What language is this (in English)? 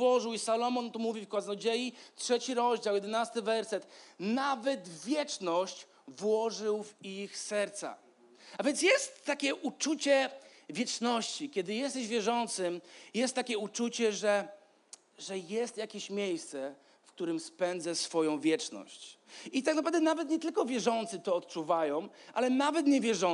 Polish